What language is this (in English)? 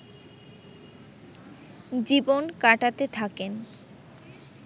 Bangla